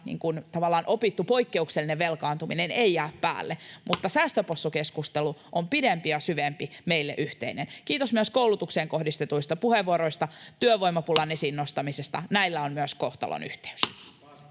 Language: Finnish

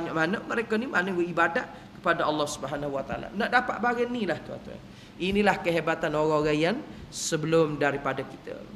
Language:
Malay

